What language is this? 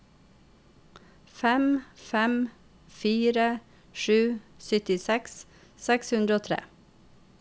Norwegian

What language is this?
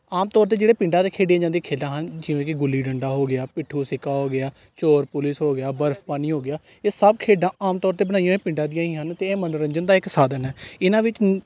Punjabi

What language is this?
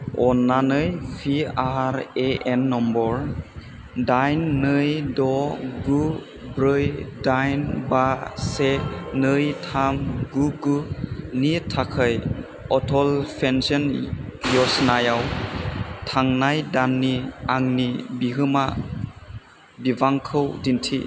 Bodo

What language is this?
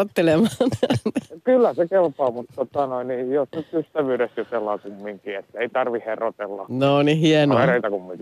Finnish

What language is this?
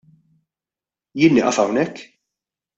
Maltese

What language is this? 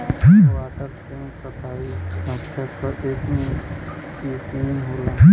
Bhojpuri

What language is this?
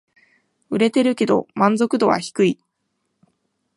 Japanese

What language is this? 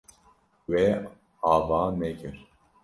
Kurdish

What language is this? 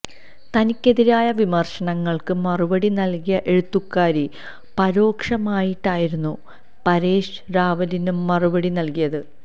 Malayalam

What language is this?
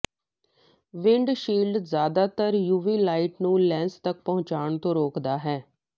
Punjabi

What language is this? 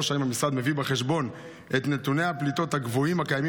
Hebrew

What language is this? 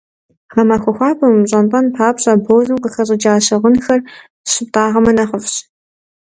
Kabardian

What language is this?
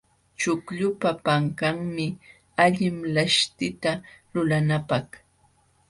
Jauja Wanca Quechua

